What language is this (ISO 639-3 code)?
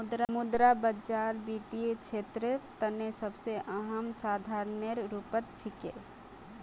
mag